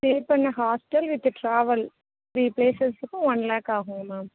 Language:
Tamil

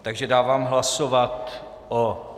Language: Czech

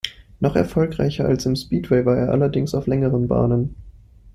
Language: German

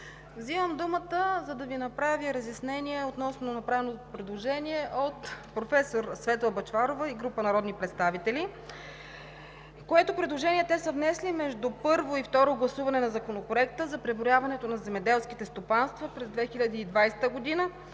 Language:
Bulgarian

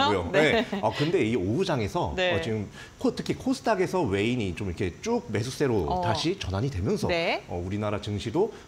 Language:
Korean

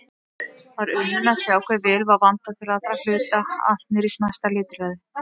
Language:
Icelandic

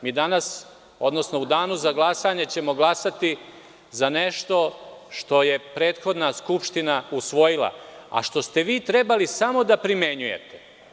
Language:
Serbian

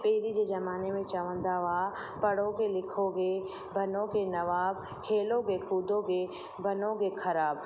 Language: Sindhi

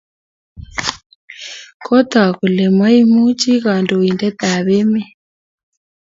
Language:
Kalenjin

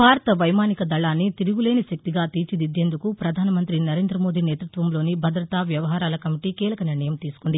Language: Telugu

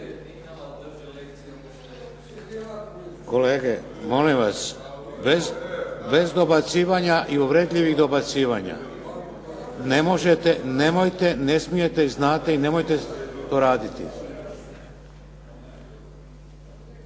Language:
Croatian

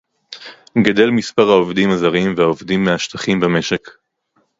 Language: Hebrew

